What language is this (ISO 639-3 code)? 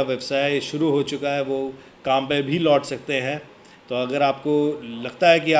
hin